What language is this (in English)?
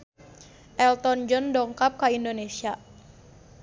Sundanese